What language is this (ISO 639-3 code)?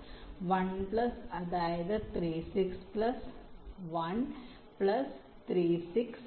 mal